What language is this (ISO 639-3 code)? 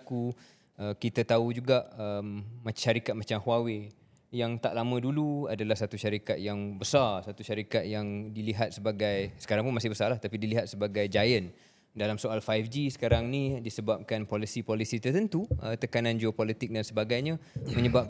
msa